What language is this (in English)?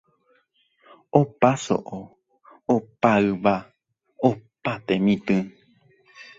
Guarani